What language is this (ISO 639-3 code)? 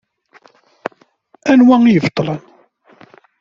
kab